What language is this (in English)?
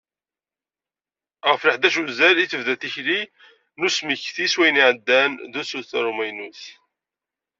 Kabyle